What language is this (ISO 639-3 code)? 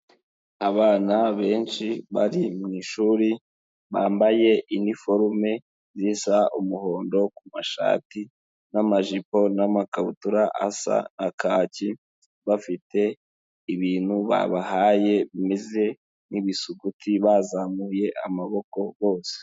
kin